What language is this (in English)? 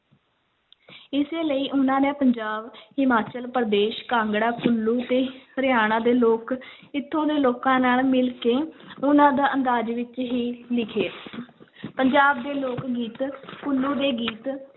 Punjabi